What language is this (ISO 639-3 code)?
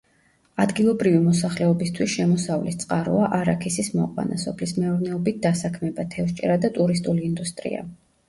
kat